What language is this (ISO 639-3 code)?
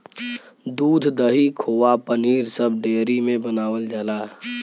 bho